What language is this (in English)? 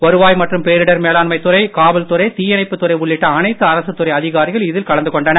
Tamil